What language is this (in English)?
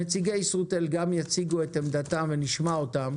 Hebrew